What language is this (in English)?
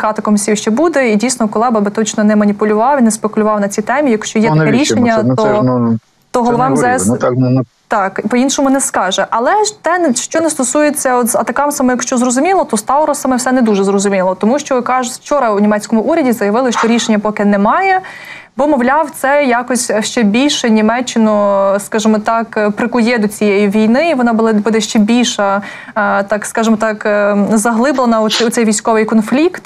Ukrainian